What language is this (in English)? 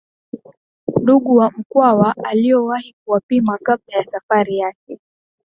Swahili